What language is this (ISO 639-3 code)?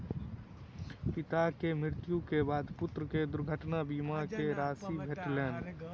mai